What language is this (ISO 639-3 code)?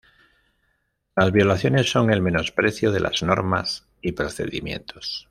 spa